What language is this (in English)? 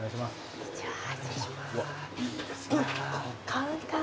Japanese